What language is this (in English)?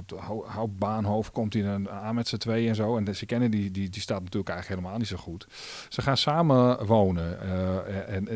Dutch